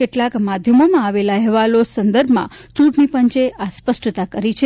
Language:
Gujarati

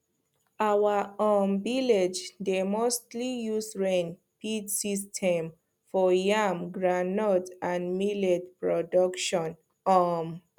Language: Nigerian Pidgin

